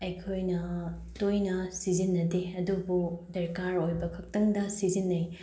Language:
Manipuri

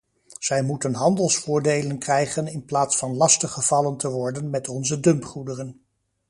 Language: Dutch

